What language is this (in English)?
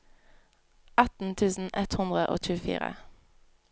Norwegian